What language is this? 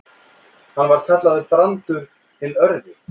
Icelandic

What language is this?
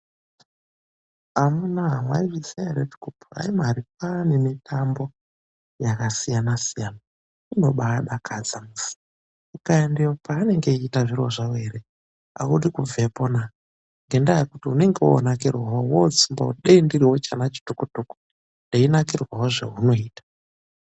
Ndau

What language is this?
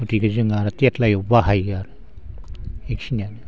Bodo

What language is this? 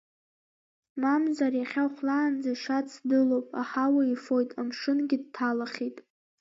Abkhazian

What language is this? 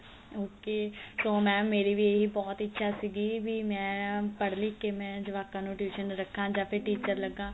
Punjabi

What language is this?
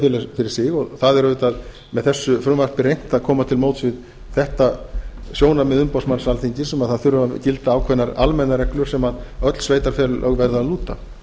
Icelandic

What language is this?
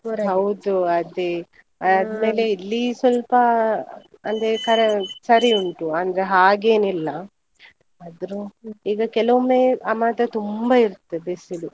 Kannada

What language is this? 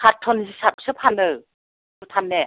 Bodo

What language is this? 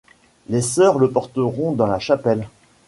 French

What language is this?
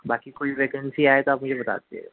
Urdu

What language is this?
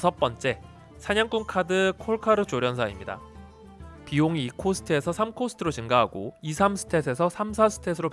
Korean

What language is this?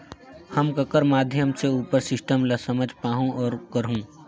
Chhattisgarhi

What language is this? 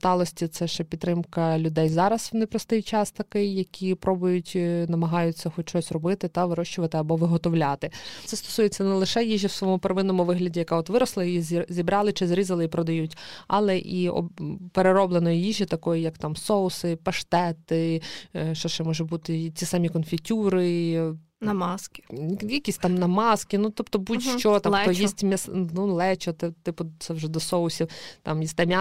Ukrainian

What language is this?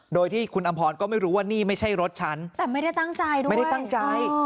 Thai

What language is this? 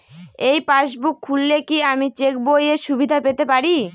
Bangla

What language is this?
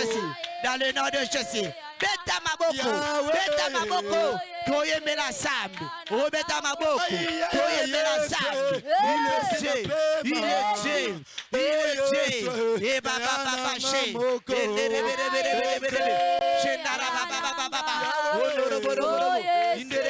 French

